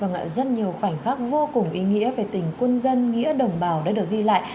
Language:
Vietnamese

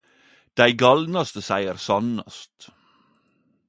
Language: Norwegian Nynorsk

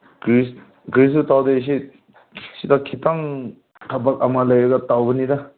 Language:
Manipuri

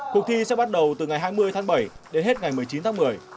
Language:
Vietnamese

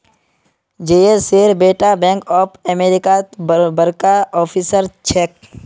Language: Magahi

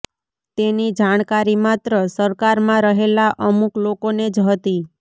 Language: Gujarati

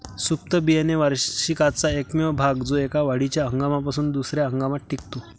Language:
Marathi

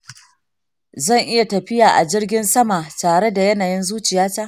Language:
Hausa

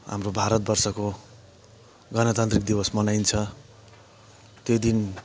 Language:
Nepali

